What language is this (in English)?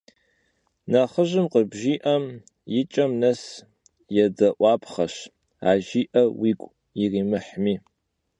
Kabardian